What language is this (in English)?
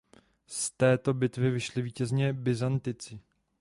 Czech